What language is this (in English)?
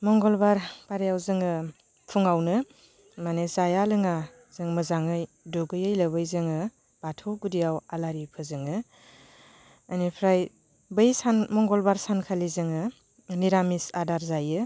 Bodo